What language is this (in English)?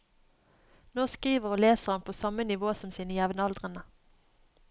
Norwegian